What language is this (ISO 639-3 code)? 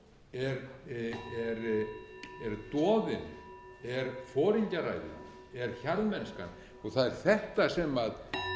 isl